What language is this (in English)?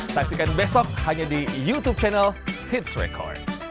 Indonesian